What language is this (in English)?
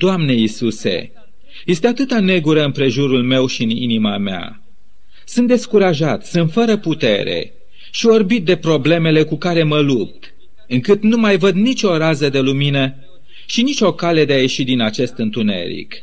Romanian